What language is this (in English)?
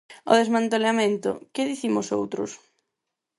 Galician